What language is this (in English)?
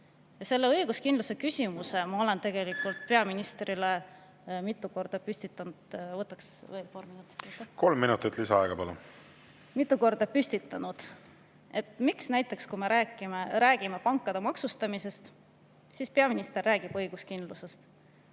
Estonian